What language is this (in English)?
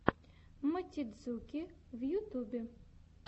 Russian